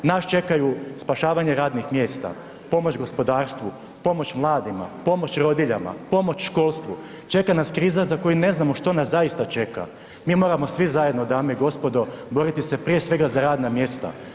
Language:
Croatian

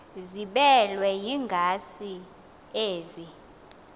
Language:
Xhosa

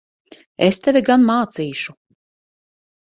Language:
Latvian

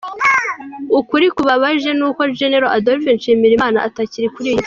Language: Kinyarwanda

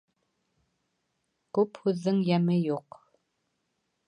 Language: Bashkir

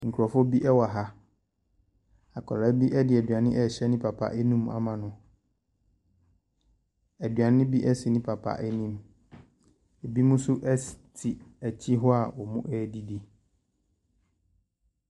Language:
Akan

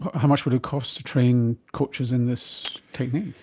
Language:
English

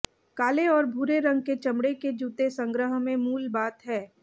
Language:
Hindi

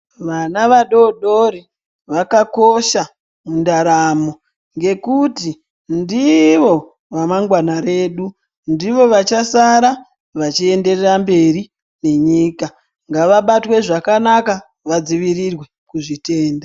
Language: Ndau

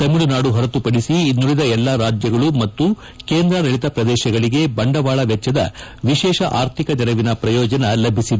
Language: Kannada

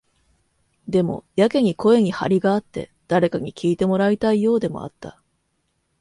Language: Japanese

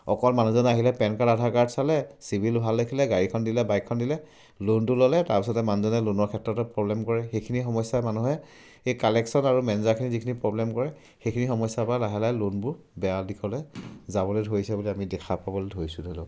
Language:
Assamese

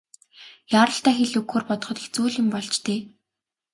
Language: Mongolian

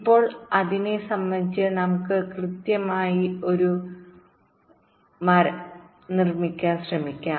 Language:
Malayalam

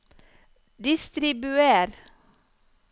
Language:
Norwegian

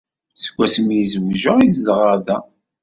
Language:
Kabyle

